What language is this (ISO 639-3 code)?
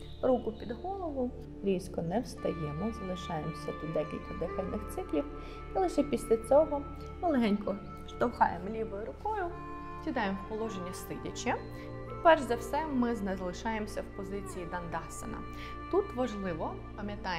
ukr